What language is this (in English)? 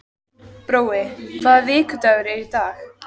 Icelandic